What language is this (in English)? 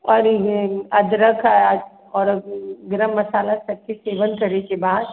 Maithili